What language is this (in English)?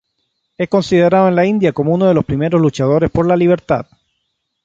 Spanish